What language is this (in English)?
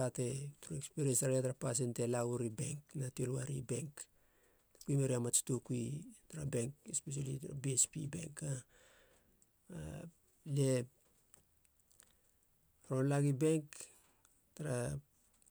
Halia